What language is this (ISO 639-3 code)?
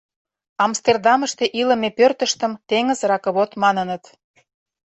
chm